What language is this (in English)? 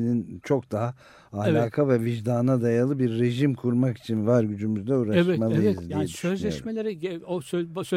Turkish